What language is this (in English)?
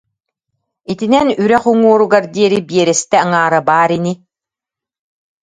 Yakut